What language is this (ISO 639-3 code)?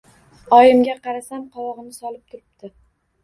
uzb